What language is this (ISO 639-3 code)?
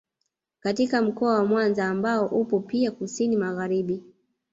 swa